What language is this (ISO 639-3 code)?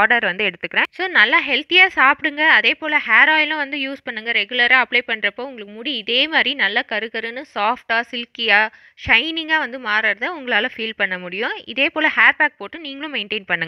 ara